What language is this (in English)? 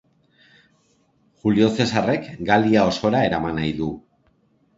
Basque